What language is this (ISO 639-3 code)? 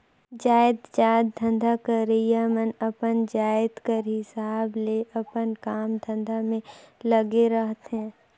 hne